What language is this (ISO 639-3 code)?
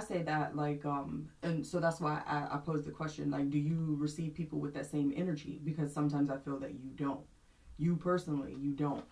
eng